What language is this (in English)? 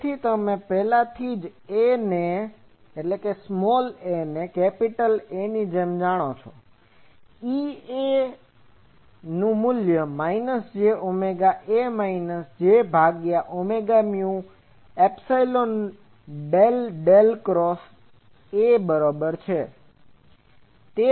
Gujarati